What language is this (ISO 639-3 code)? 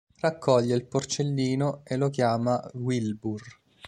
ita